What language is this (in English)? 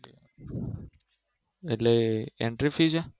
Gujarati